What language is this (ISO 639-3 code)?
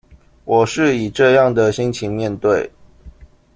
zho